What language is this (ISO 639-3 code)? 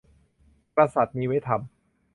tha